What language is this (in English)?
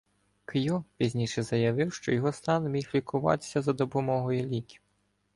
Ukrainian